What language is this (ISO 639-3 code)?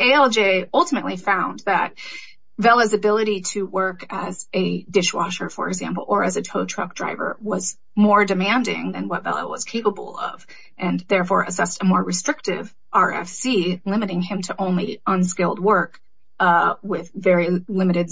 eng